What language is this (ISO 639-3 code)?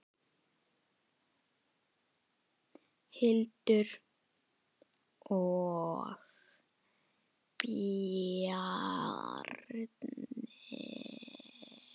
isl